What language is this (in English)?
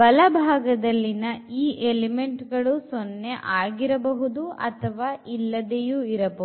Kannada